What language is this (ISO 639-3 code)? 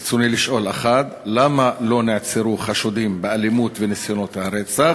heb